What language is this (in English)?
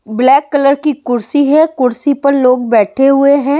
Hindi